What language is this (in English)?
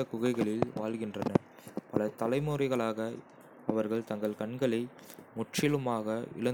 Kota (India)